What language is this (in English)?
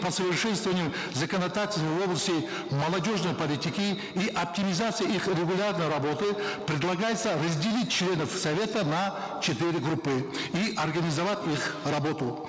Kazakh